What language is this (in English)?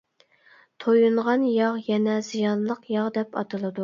Uyghur